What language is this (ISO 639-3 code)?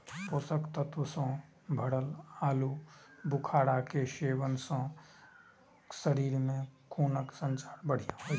mai